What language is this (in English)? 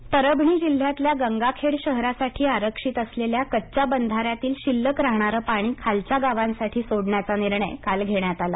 Marathi